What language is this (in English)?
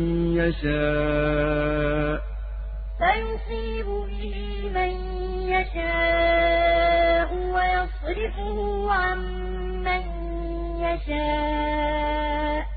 Arabic